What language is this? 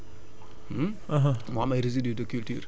Wolof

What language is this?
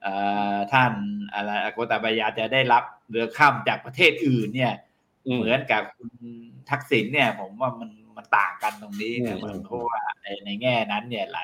Thai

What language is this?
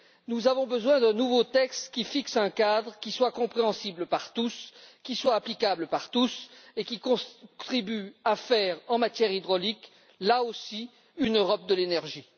French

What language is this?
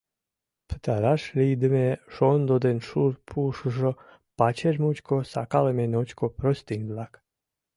Mari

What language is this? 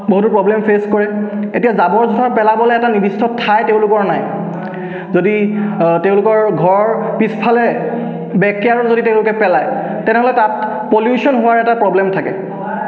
Assamese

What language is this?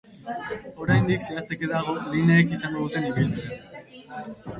Basque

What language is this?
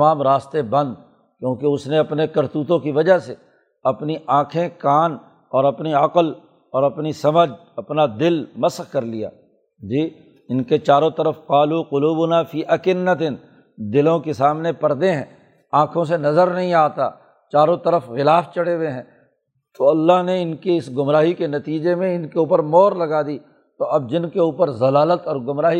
Urdu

